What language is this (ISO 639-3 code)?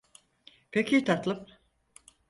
tur